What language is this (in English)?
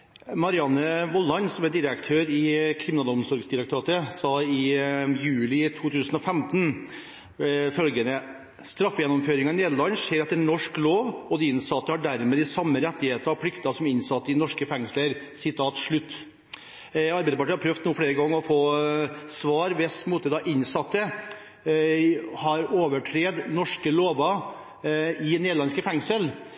Norwegian Bokmål